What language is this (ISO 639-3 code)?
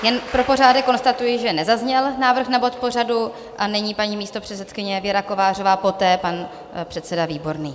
ces